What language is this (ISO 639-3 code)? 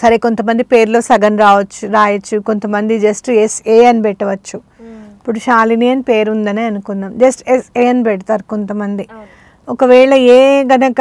tel